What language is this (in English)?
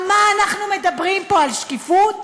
Hebrew